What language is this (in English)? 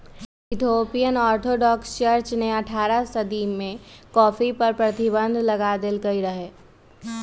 Magahi